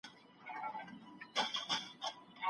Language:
Pashto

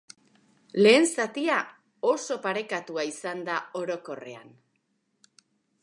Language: Basque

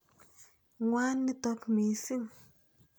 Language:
Kalenjin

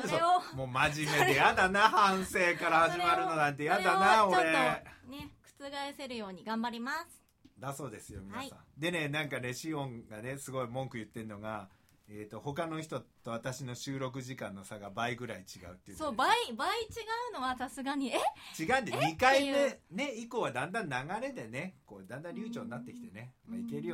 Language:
Japanese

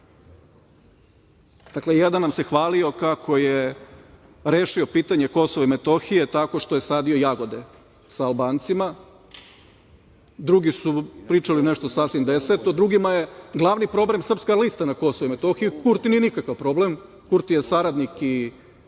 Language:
Serbian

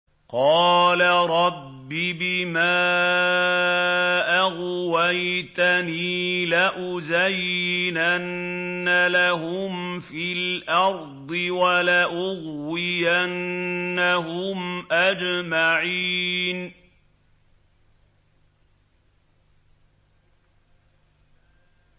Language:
Arabic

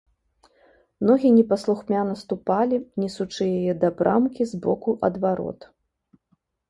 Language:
Belarusian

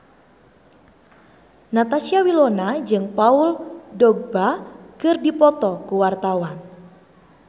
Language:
Sundanese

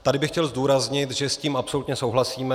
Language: Czech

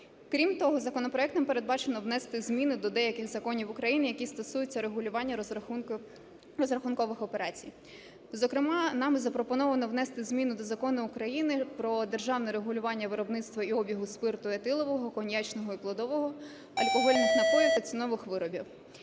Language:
Ukrainian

